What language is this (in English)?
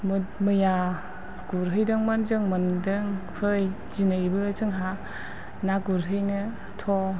Bodo